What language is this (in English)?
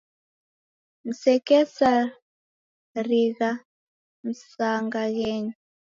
Taita